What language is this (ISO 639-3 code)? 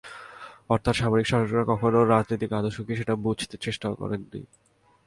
ben